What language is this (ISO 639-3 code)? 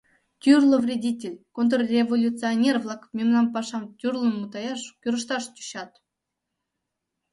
chm